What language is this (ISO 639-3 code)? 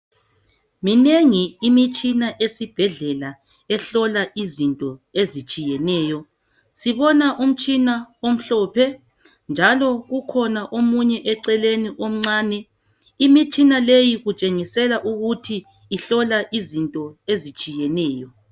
nde